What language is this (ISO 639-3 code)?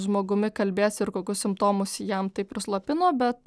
lit